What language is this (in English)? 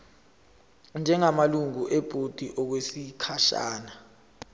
Zulu